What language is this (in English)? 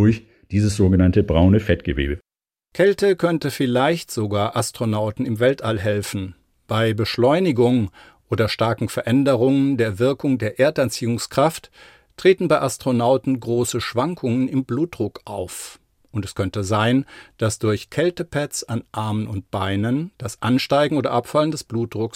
German